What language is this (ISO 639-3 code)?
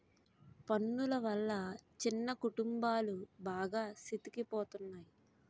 tel